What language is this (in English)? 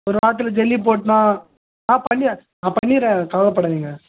Tamil